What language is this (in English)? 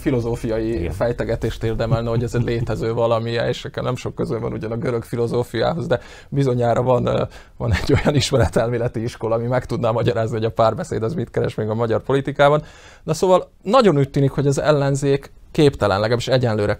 Hungarian